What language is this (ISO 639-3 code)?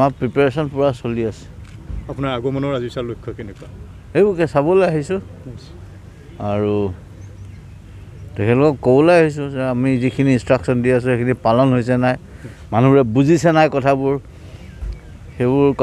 ron